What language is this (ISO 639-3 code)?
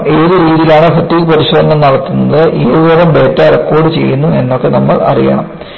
mal